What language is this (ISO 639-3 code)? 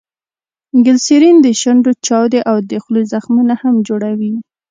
pus